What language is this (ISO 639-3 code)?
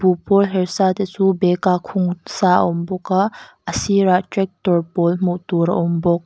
lus